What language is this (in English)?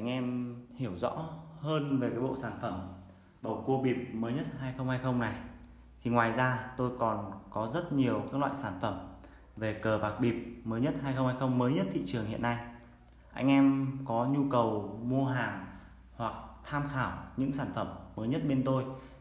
Vietnamese